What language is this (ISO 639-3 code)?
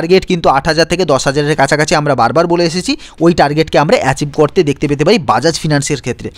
hin